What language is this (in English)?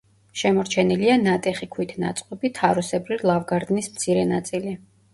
Georgian